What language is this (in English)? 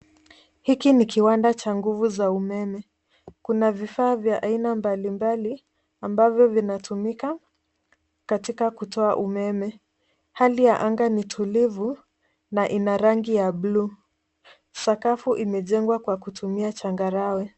Swahili